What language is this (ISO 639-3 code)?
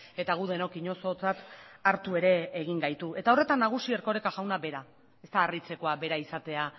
eus